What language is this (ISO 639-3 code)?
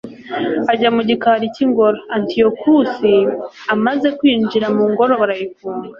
kin